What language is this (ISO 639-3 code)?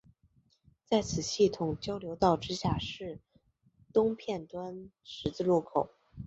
zho